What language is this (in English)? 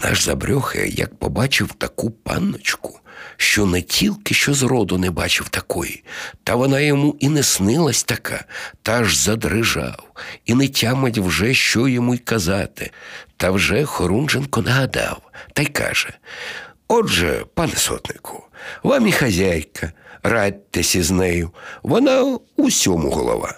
Ukrainian